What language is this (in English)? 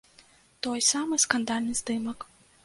Belarusian